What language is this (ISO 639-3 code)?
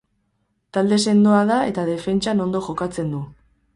eus